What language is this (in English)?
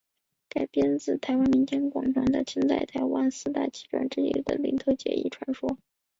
Chinese